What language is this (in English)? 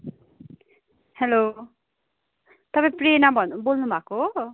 Nepali